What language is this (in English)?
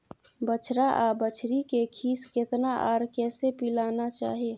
Maithili